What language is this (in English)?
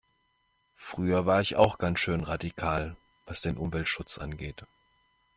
German